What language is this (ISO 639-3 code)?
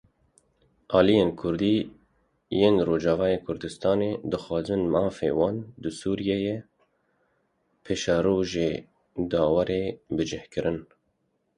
kur